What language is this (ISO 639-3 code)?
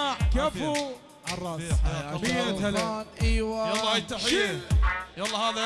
ara